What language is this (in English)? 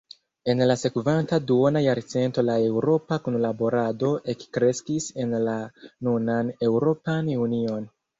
Esperanto